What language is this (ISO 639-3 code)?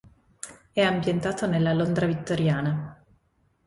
ita